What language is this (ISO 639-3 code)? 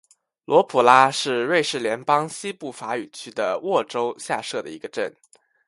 zho